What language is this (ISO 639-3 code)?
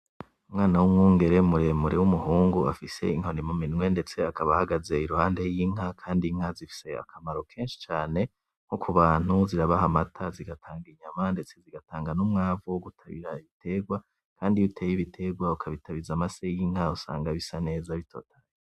run